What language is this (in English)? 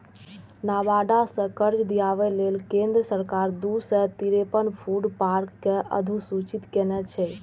Maithili